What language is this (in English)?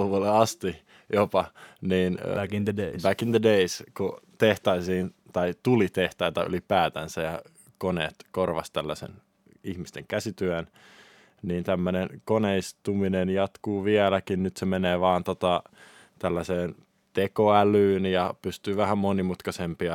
Finnish